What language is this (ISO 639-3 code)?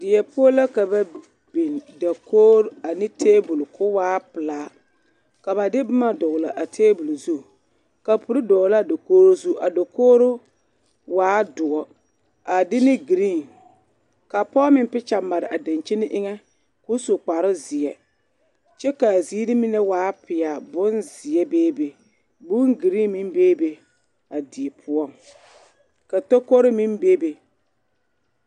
dga